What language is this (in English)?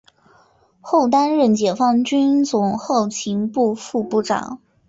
Chinese